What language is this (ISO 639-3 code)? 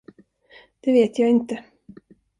swe